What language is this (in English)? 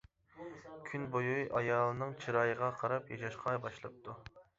Uyghur